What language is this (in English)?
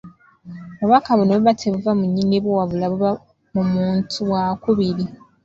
Ganda